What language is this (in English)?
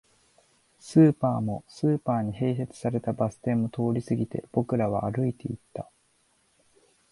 Japanese